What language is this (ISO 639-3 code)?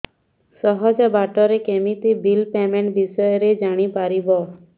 ori